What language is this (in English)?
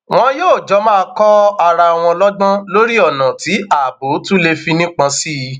Yoruba